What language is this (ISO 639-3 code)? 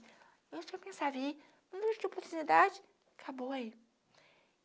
por